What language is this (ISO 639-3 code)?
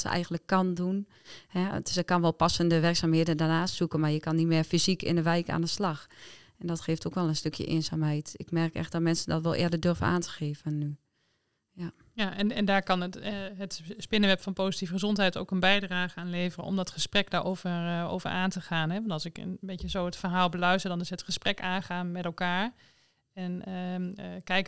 nld